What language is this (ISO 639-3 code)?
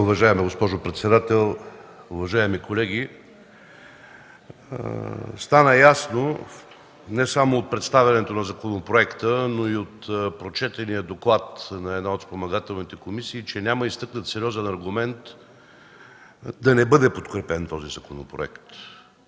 bul